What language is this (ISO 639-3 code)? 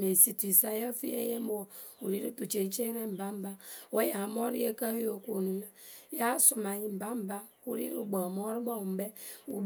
keu